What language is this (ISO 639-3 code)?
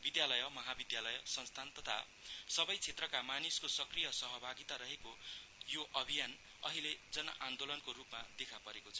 nep